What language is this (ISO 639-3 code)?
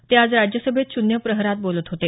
mar